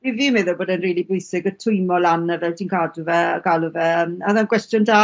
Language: Welsh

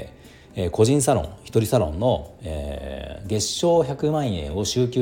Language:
Japanese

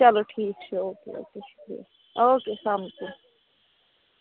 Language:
Kashmiri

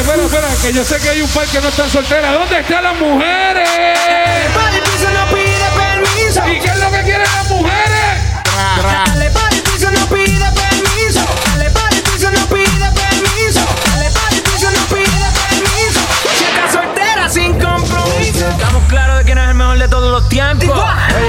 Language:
Polish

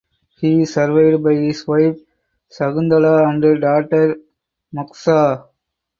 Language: English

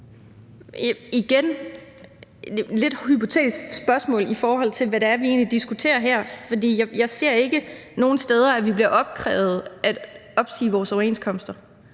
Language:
Danish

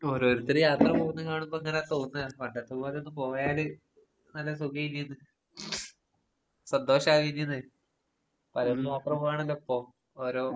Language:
Malayalam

